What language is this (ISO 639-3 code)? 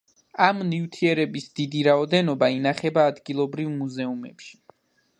kat